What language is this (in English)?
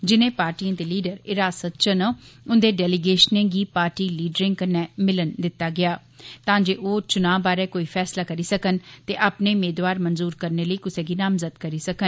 Dogri